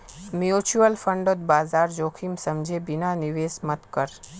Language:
Magahi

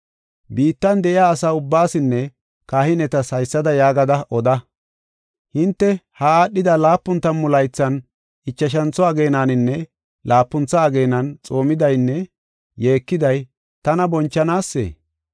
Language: Gofa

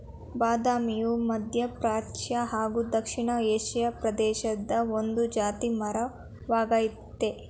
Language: Kannada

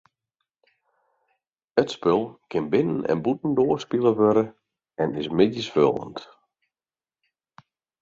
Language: Western Frisian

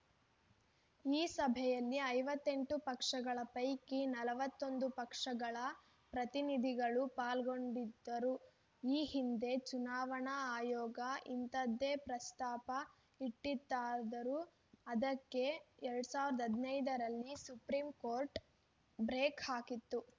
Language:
Kannada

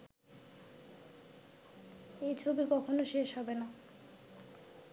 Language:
Bangla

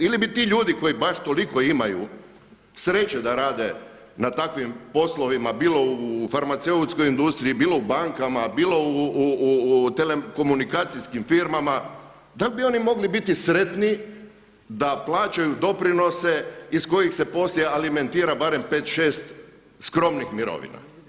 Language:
Croatian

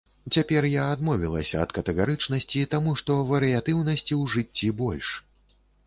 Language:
Belarusian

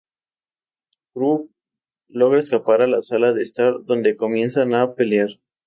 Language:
Spanish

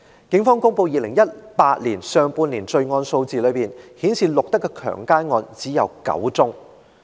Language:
Cantonese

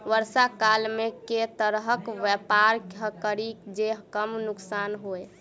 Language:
Maithili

